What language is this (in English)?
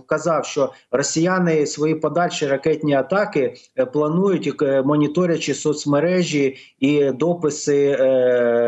Ukrainian